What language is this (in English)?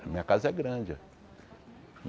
Portuguese